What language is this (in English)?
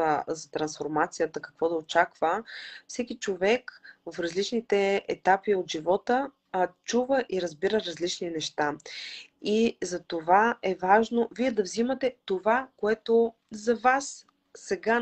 Bulgarian